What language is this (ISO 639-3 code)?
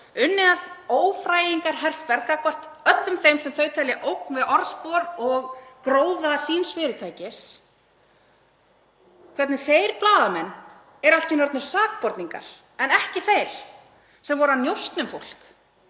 isl